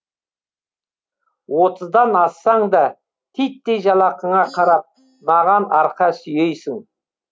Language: Kazakh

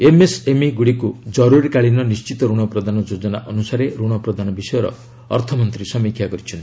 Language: Odia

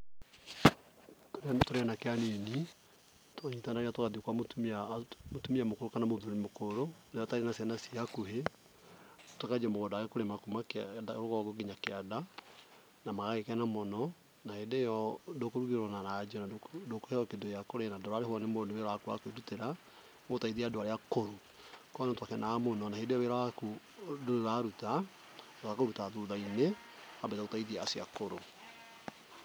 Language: Kikuyu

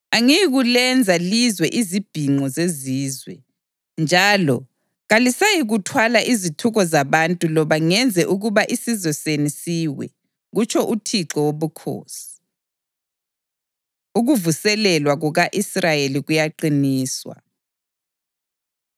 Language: North Ndebele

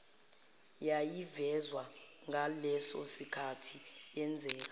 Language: Zulu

